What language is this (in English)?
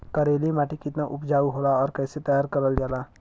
Bhojpuri